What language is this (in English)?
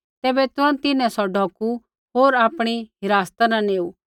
Kullu Pahari